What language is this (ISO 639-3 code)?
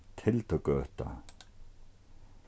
fao